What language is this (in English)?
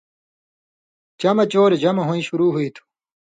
Indus Kohistani